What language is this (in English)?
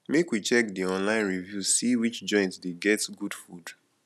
Nigerian Pidgin